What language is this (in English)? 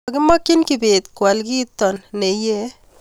Kalenjin